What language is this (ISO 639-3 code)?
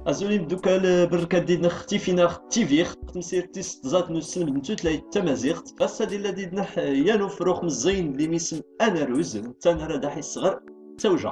ara